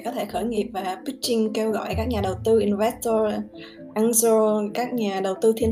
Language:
Vietnamese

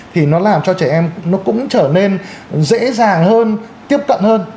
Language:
Vietnamese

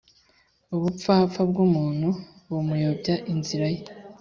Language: Kinyarwanda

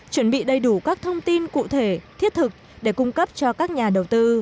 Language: Vietnamese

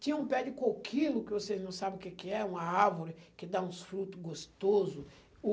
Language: Portuguese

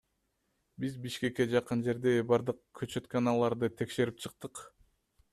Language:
Kyrgyz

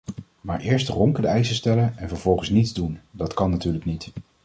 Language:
Dutch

